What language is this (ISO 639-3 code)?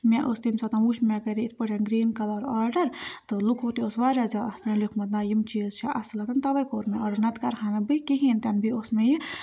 kas